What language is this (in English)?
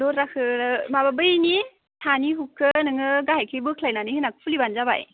Bodo